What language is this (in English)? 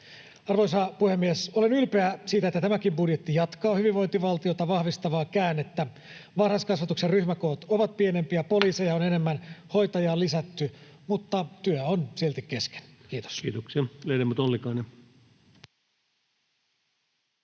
Finnish